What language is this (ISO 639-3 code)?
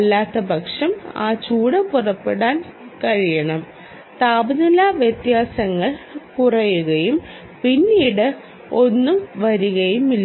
mal